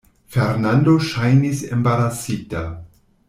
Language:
Esperanto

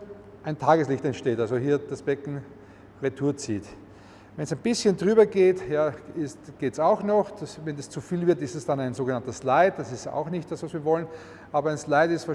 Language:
German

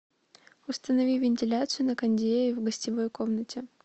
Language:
Russian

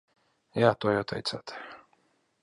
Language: Latvian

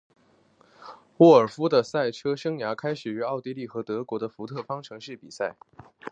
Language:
Chinese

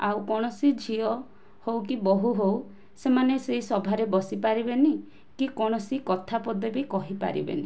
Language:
Odia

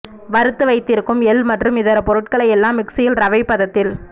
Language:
Tamil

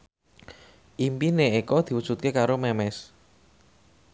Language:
Javanese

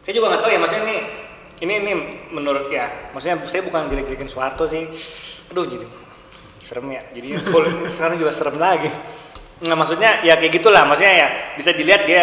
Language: Indonesian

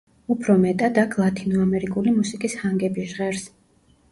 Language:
Georgian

